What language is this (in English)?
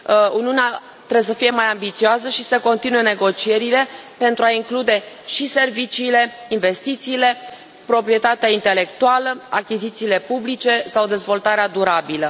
Romanian